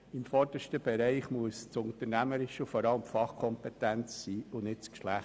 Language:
Swiss German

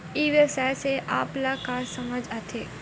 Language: Chhattisgarhi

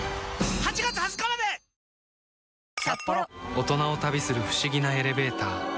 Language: Japanese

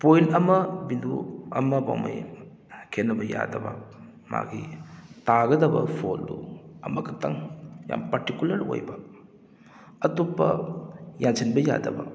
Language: Manipuri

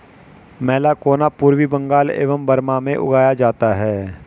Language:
Hindi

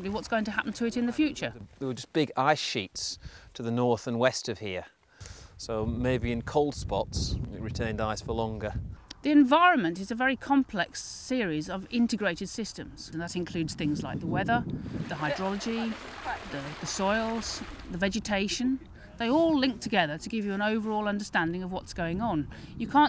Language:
English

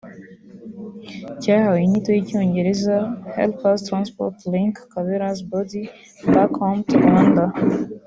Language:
Kinyarwanda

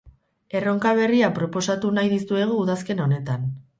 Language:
Basque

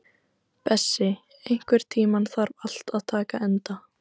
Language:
Icelandic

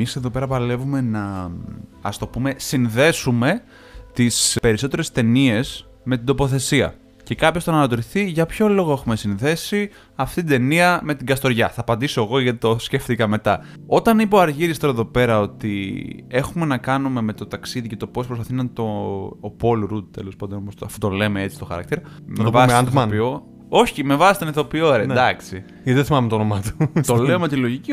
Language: Greek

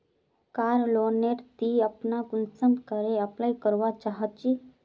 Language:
Magahi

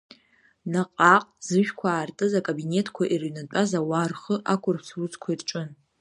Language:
Abkhazian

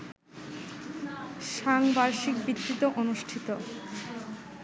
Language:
Bangla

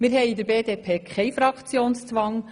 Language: Swiss German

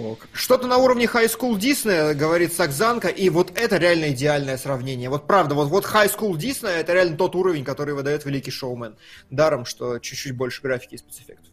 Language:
Russian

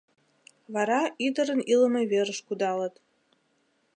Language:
Mari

